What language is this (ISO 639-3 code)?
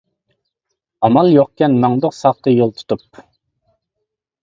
uig